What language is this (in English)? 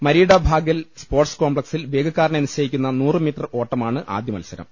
Malayalam